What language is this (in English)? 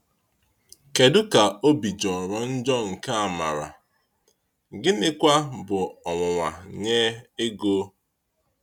Igbo